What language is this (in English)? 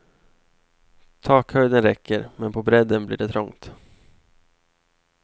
Swedish